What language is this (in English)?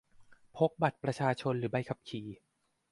Thai